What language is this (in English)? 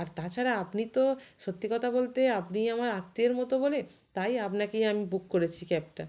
Bangla